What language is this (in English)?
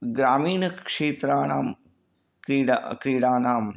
Sanskrit